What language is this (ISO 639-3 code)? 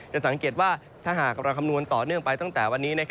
tha